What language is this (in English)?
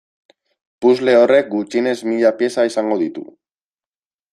Basque